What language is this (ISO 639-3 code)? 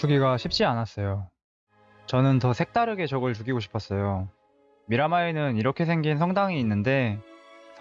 kor